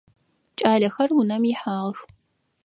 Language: Adyghe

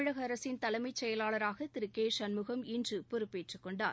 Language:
Tamil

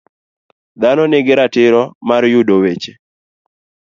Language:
Luo (Kenya and Tanzania)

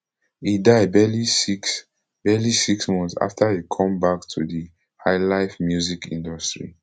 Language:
Nigerian Pidgin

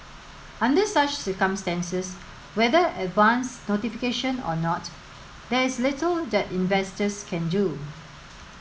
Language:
English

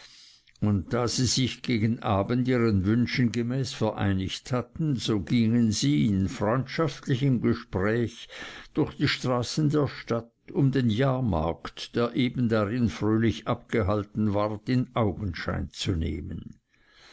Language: German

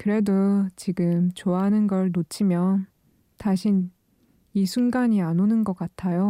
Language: Korean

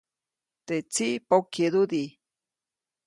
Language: Copainalá Zoque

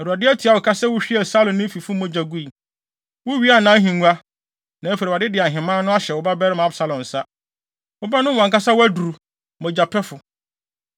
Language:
Akan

